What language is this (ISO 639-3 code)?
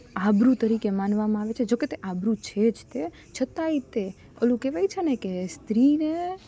guj